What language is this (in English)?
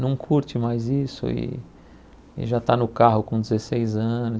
Portuguese